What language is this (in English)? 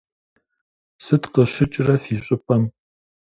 Kabardian